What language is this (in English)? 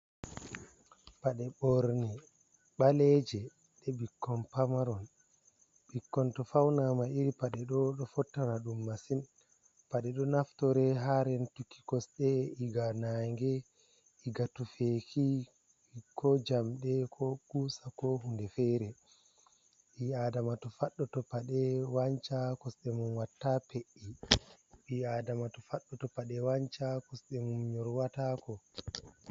Fula